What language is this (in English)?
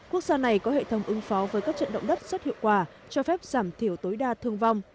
Vietnamese